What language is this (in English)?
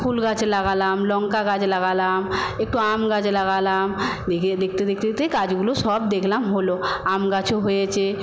Bangla